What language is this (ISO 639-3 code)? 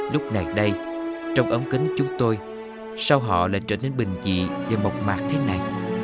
vie